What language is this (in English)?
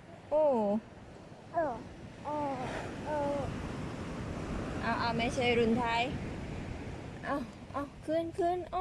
Thai